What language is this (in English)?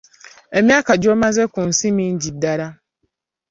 Ganda